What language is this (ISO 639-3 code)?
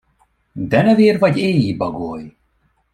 hun